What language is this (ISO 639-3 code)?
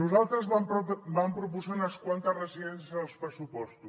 cat